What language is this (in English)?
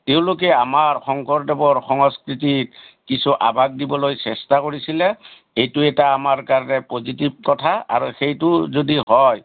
Assamese